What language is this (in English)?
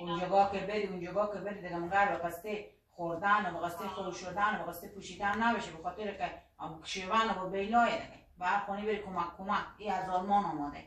Persian